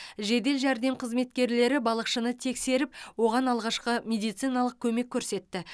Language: Kazakh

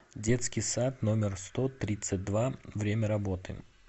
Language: Russian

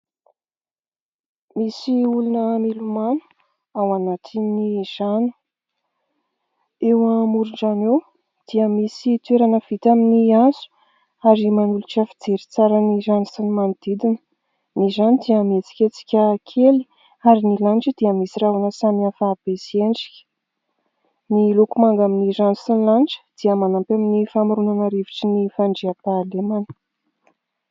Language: Malagasy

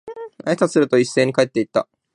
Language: Japanese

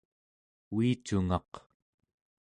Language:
Central Yupik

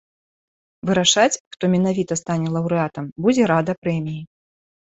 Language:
Belarusian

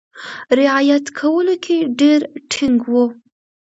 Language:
Pashto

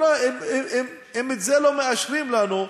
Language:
Hebrew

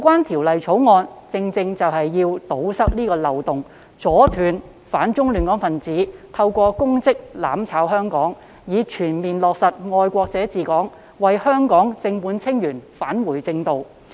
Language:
Cantonese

